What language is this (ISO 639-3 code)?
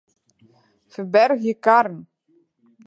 fry